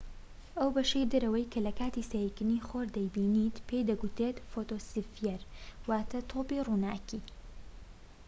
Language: Central Kurdish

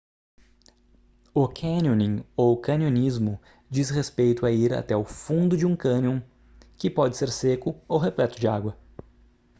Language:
Portuguese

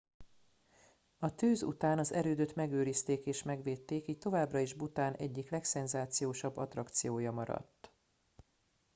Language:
Hungarian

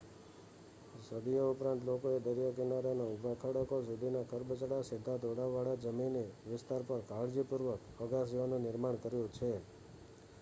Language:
Gujarati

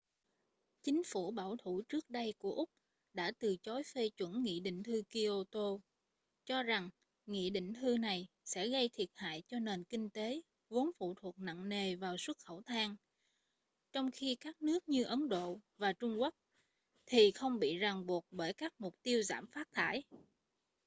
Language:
Vietnamese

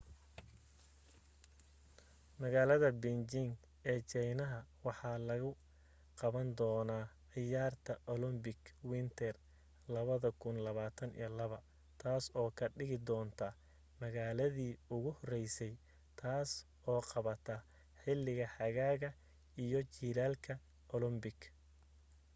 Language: Somali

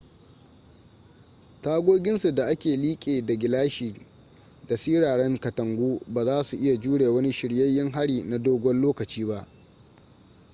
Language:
Hausa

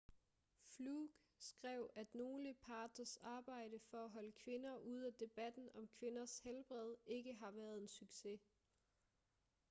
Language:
Danish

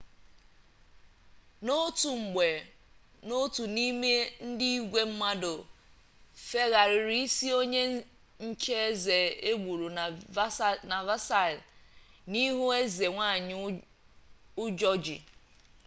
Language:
Igbo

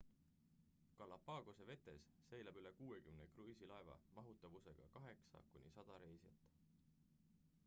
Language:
Estonian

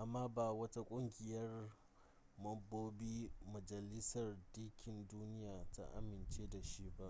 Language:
Hausa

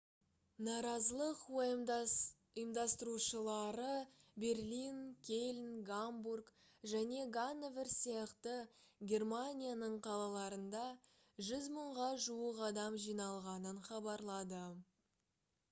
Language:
Kazakh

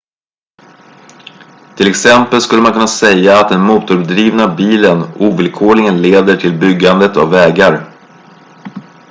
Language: Swedish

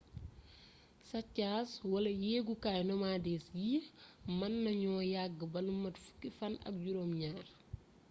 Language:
Wolof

